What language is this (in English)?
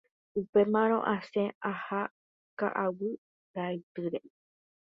Guarani